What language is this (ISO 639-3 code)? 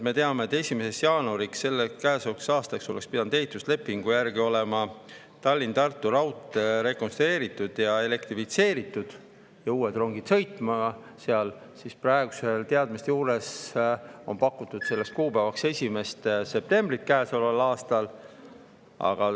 est